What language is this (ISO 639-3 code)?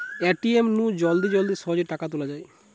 ben